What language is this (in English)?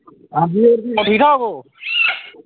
Dogri